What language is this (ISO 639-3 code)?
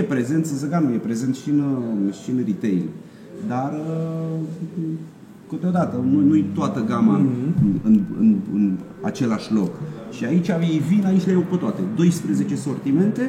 ron